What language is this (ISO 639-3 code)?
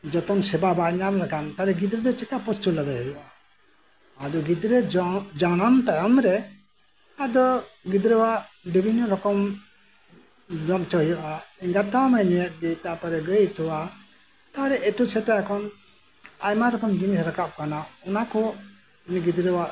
sat